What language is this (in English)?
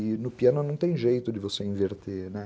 Portuguese